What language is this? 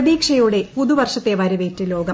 Malayalam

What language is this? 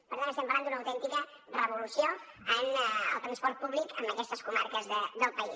Catalan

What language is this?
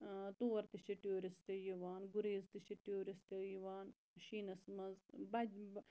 Kashmiri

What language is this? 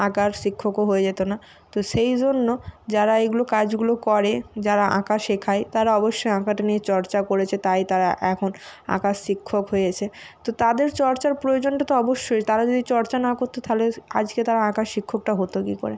Bangla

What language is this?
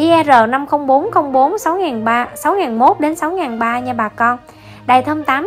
Vietnamese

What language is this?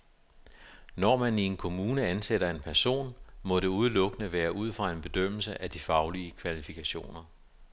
Danish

